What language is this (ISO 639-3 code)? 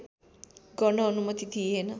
nep